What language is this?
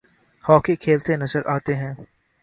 Urdu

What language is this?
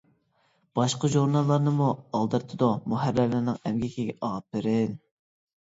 Uyghur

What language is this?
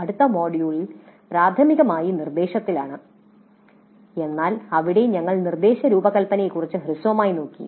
Malayalam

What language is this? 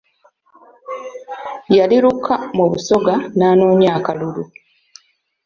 Ganda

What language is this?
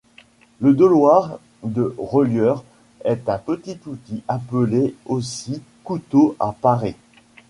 French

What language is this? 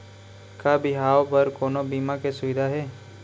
Chhattisgarhi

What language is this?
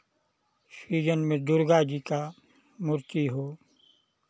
Hindi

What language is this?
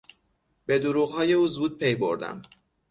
Persian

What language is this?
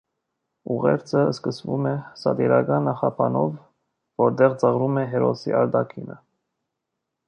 Armenian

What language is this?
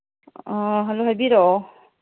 Manipuri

